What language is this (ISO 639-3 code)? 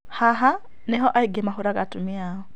kik